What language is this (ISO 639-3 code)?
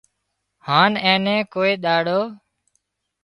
kxp